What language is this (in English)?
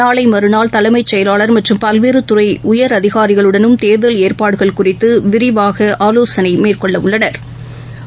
Tamil